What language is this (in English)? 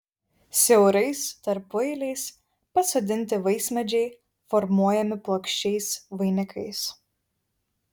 Lithuanian